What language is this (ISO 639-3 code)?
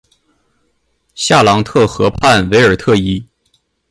zho